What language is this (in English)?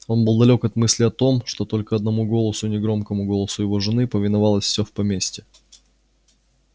Russian